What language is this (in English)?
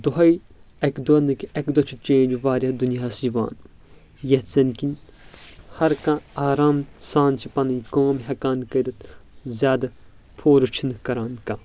Kashmiri